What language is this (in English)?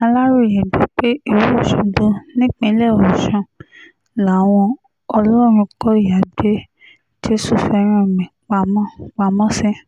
Yoruba